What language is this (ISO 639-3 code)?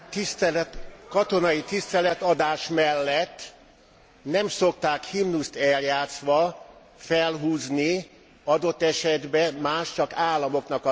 hun